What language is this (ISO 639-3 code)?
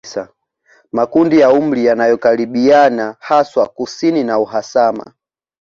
swa